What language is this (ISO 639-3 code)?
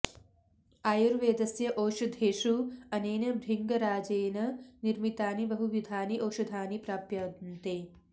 san